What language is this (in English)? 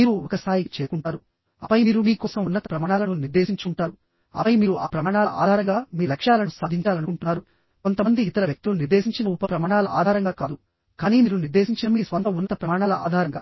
Telugu